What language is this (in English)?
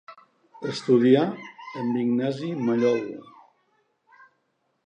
Catalan